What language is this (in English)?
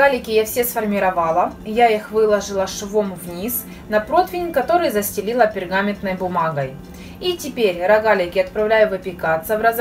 Russian